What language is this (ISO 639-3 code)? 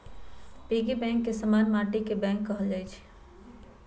mag